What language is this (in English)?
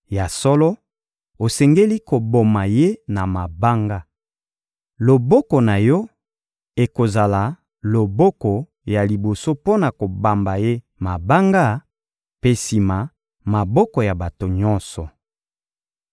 Lingala